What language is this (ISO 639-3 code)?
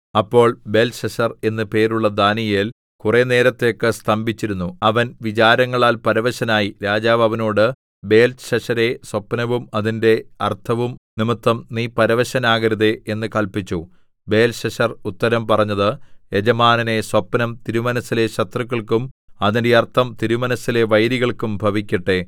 mal